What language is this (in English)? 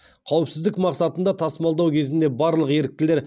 Kazakh